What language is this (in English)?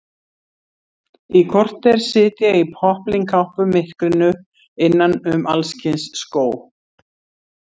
Icelandic